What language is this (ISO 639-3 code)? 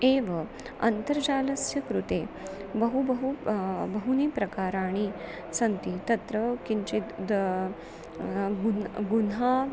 san